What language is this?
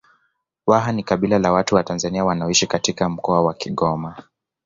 Swahili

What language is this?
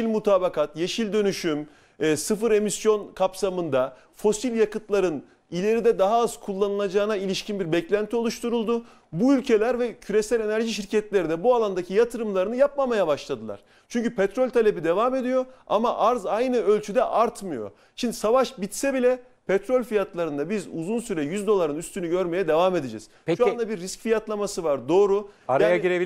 Turkish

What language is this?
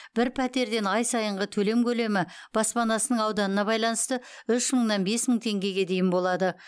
Kazakh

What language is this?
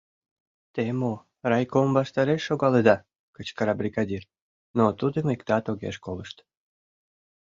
Mari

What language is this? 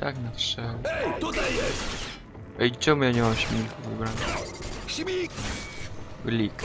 Polish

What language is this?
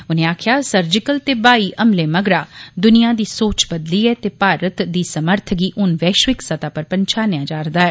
Dogri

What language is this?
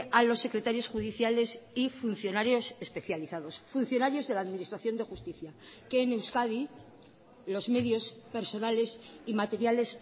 Spanish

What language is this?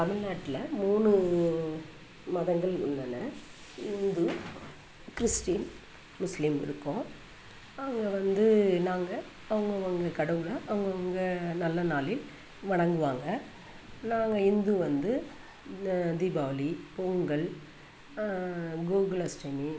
Tamil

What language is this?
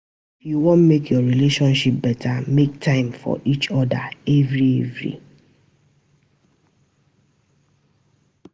Nigerian Pidgin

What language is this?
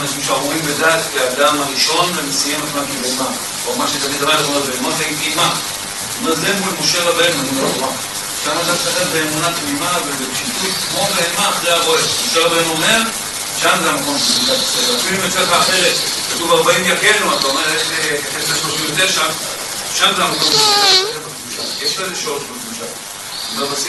Hebrew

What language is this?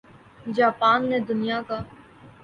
Urdu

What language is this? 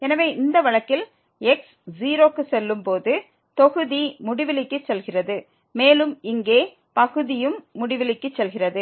Tamil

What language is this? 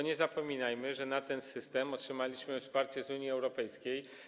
Polish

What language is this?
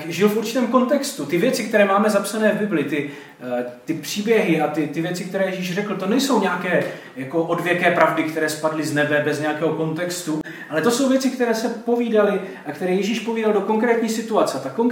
Czech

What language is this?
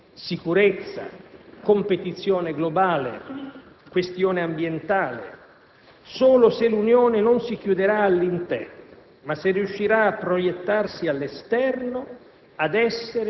Italian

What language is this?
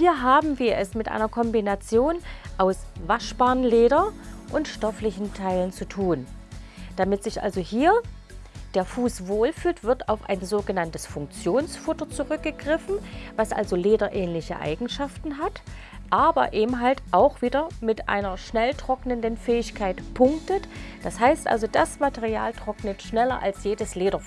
German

